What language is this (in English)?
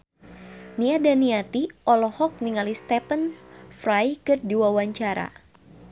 Sundanese